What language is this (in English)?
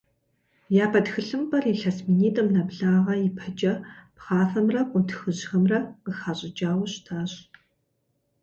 Kabardian